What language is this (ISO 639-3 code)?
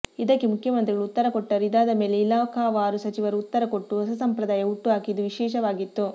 kan